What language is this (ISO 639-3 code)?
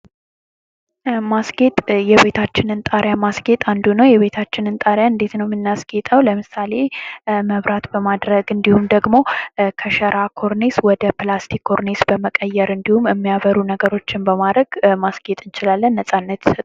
amh